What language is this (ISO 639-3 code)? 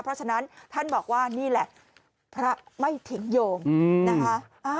tha